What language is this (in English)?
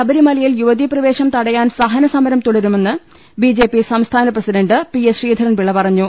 Malayalam